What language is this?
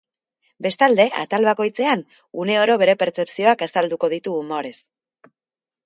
Basque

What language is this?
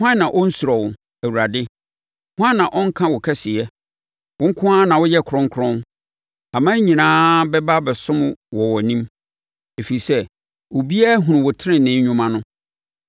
Akan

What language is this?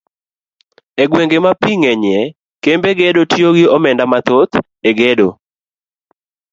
Luo (Kenya and Tanzania)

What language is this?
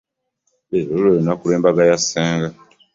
Ganda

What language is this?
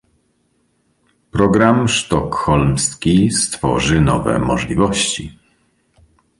Polish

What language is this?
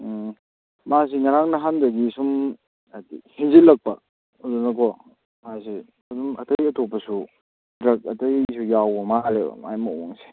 Manipuri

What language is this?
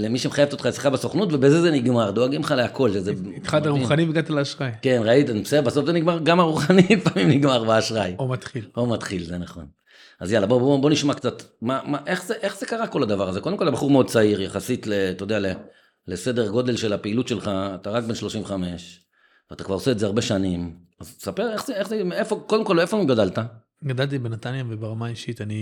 Hebrew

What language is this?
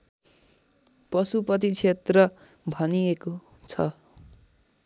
Nepali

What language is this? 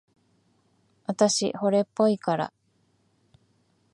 Japanese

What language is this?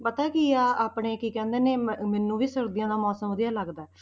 Punjabi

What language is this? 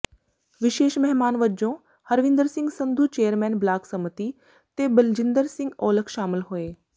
Punjabi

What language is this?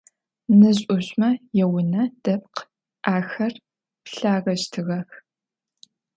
Adyghe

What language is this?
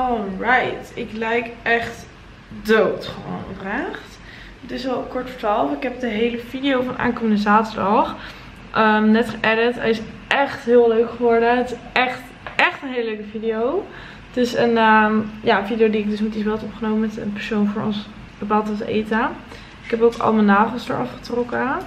Dutch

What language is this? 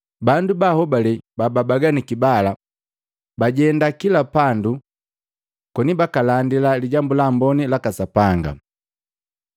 Matengo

